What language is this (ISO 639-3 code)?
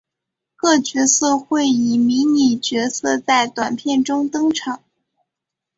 zho